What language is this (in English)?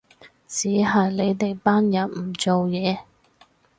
Cantonese